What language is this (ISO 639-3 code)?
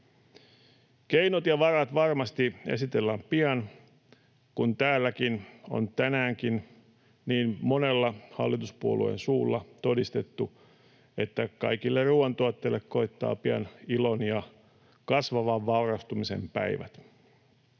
fin